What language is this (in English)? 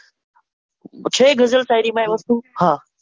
Gujarati